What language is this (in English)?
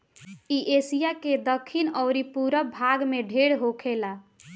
Bhojpuri